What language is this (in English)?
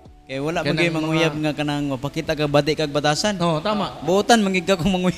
Filipino